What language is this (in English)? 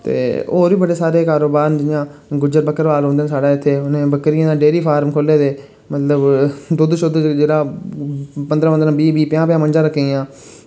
Dogri